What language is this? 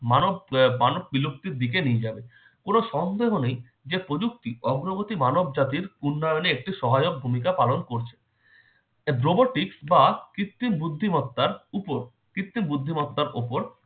Bangla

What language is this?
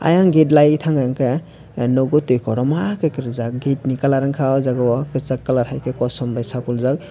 Kok Borok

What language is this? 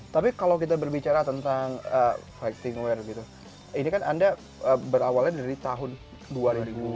Indonesian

